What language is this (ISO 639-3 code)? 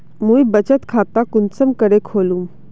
mag